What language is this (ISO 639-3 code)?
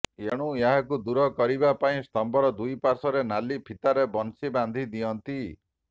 ori